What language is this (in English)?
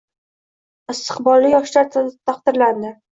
Uzbek